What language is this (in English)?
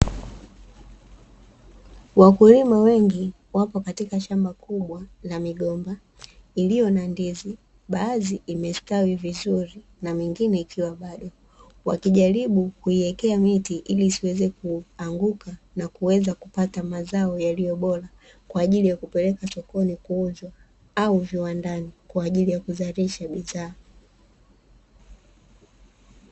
Swahili